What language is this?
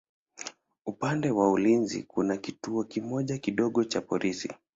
Swahili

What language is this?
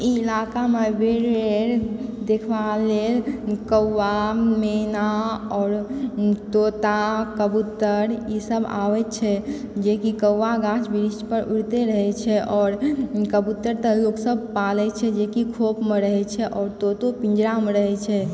Maithili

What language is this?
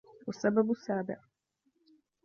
Arabic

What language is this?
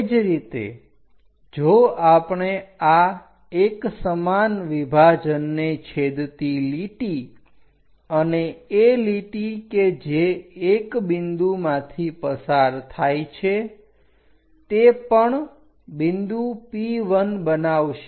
Gujarati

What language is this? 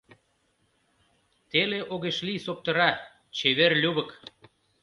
Mari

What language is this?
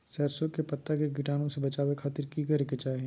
Magahi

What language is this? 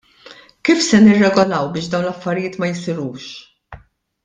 Maltese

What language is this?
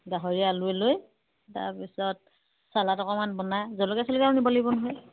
Assamese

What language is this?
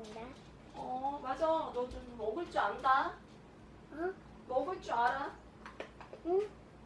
Korean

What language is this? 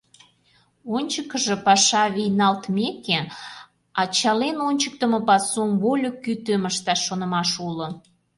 Mari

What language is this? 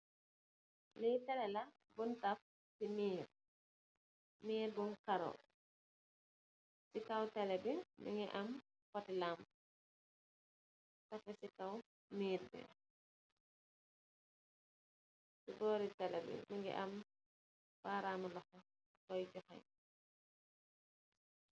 Wolof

